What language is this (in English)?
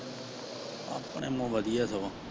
Punjabi